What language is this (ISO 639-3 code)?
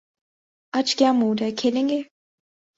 urd